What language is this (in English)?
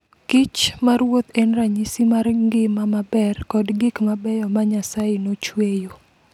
Luo (Kenya and Tanzania)